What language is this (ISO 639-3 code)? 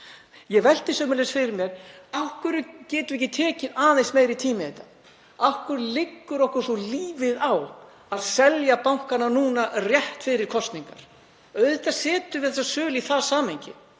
isl